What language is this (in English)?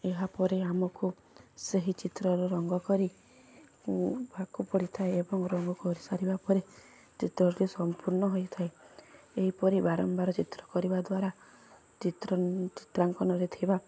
Odia